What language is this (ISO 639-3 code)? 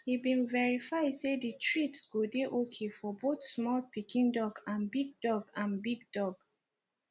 pcm